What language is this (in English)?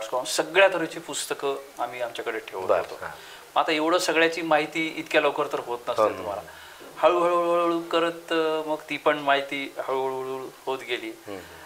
Marathi